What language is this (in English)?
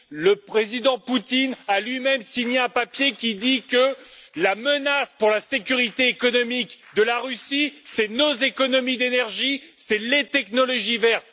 French